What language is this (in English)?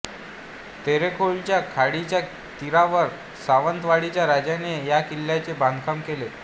Marathi